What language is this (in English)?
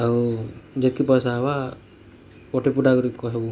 Odia